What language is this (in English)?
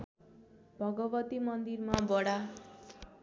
Nepali